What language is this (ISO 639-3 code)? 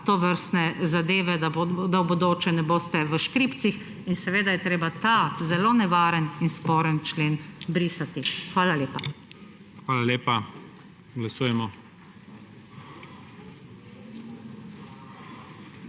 slv